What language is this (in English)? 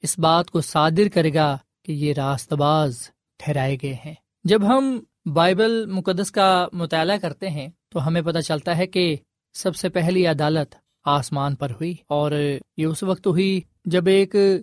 Urdu